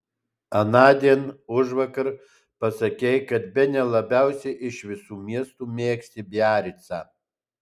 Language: Lithuanian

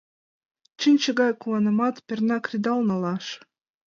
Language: Mari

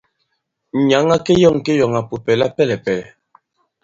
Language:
Bankon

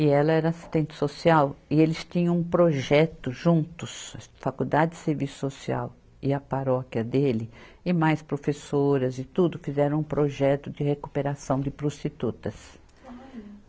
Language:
Portuguese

